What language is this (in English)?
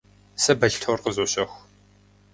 Kabardian